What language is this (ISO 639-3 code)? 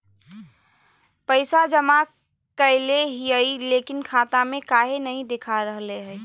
mag